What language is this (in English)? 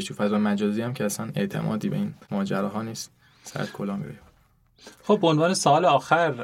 Persian